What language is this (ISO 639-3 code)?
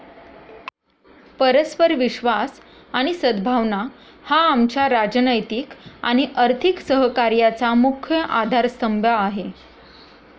mar